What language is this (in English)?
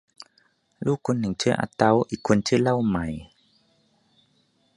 Thai